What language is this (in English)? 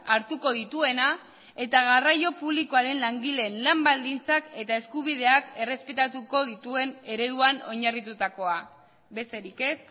Basque